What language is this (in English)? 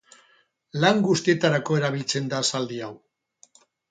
Basque